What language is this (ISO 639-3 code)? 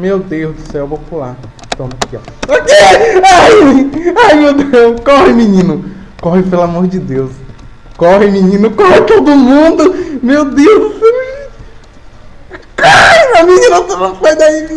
por